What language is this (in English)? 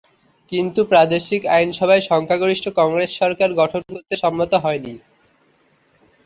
Bangla